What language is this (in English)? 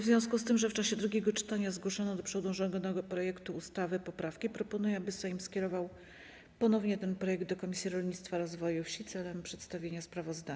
Polish